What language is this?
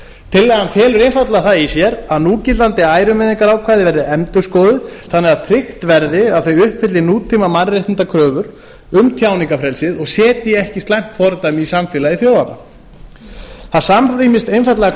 Icelandic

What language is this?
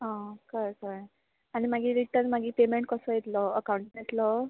Konkani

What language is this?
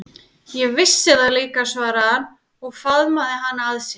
Icelandic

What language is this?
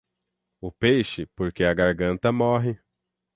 Portuguese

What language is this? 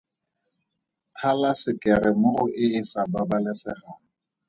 Tswana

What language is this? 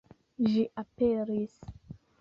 Esperanto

